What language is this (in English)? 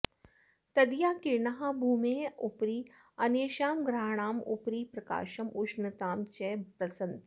Sanskrit